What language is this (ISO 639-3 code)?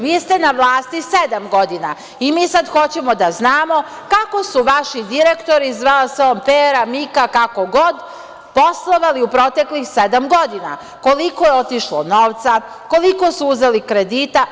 srp